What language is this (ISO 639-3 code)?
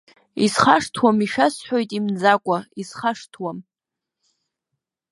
abk